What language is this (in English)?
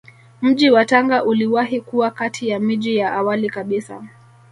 Swahili